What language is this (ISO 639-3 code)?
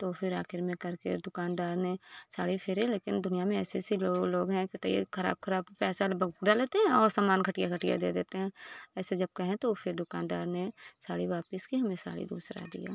hin